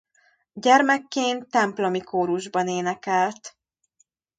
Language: Hungarian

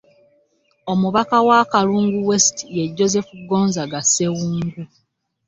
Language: Ganda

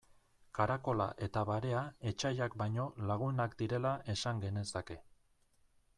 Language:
Basque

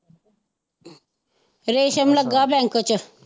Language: Punjabi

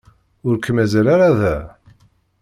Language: Kabyle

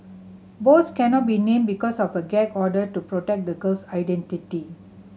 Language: English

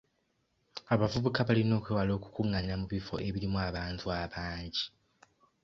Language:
Ganda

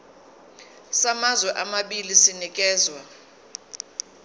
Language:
Zulu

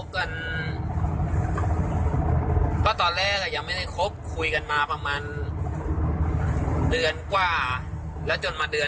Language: Thai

